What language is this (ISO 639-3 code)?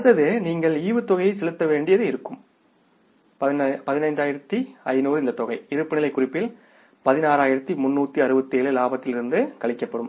tam